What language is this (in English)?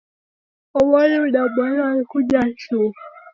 Taita